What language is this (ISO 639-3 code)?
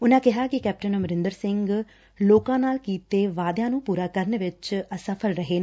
pan